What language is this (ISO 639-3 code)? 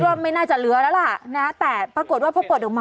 tha